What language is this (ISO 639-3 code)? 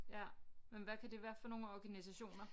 dan